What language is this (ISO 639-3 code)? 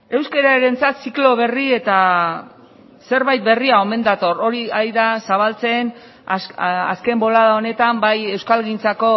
eus